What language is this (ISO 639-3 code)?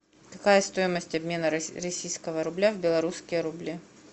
rus